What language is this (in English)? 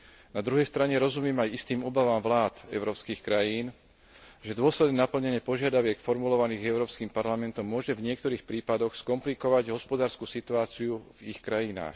Slovak